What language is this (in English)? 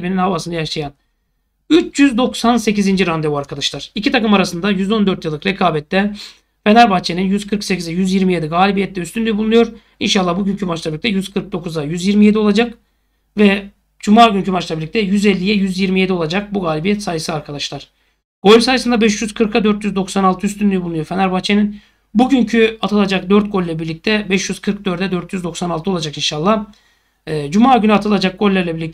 Turkish